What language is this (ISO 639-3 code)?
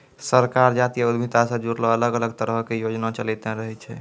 mai